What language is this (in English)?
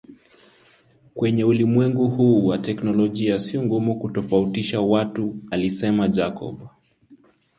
Swahili